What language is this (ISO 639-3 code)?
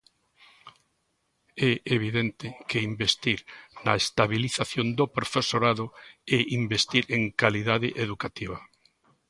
glg